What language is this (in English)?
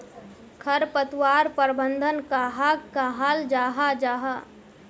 Magahi